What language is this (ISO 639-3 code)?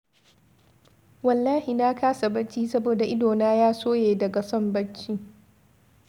hau